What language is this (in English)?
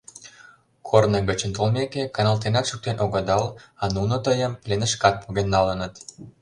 Mari